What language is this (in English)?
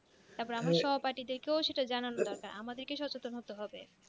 Bangla